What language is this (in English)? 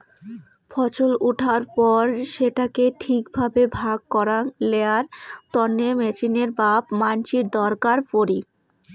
Bangla